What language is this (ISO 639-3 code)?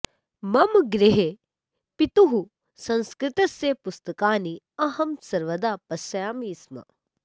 san